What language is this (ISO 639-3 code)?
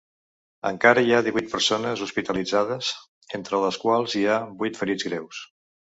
cat